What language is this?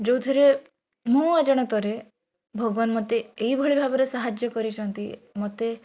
Odia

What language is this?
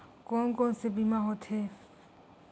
Chhattisgarhi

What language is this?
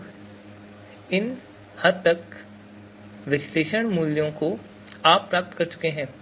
Hindi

